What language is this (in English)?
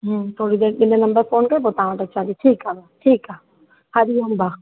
Sindhi